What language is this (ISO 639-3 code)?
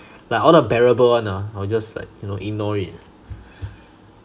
eng